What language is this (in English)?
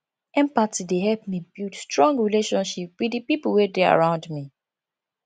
Nigerian Pidgin